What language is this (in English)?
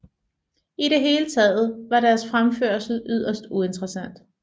Danish